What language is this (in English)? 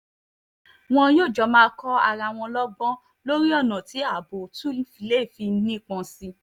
Yoruba